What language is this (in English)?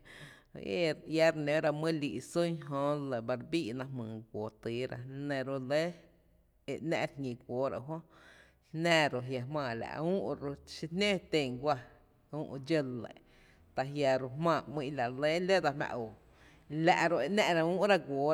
Tepinapa Chinantec